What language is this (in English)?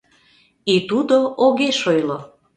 Mari